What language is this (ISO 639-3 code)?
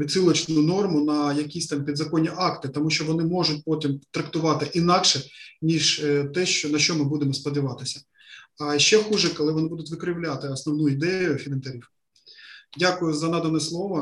ukr